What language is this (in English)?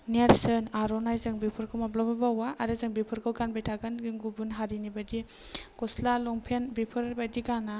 Bodo